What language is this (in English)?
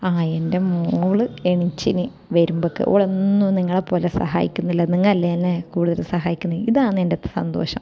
Malayalam